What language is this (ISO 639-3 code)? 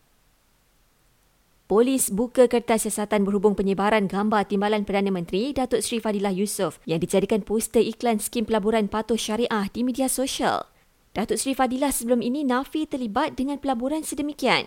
msa